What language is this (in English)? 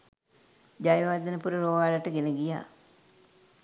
Sinhala